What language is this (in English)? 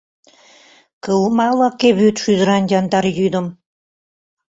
Mari